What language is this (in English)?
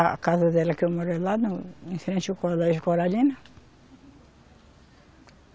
Portuguese